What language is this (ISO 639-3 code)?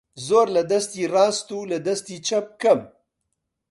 ckb